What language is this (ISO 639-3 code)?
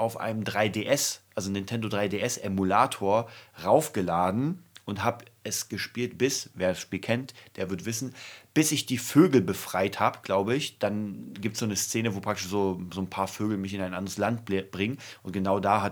deu